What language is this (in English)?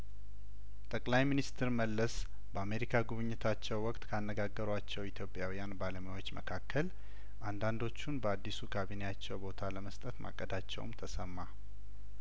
Amharic